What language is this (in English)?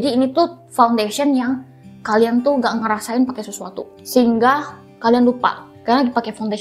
Indonesian